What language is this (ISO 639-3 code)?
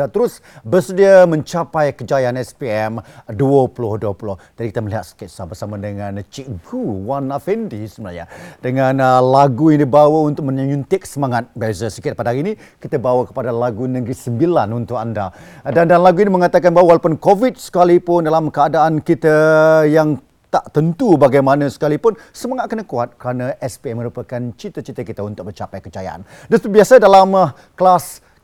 msa